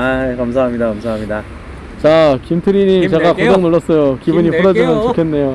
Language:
Korean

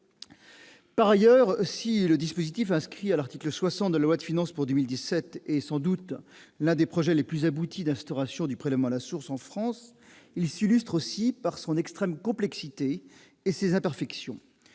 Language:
French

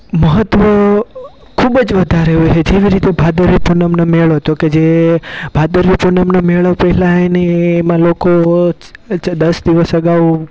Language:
Gujarati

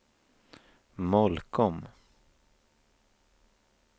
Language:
Swedish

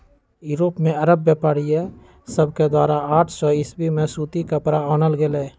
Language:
Magahi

